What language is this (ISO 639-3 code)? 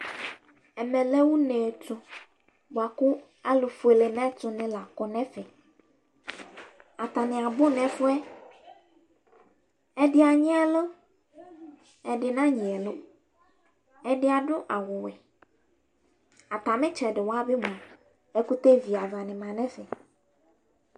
kpo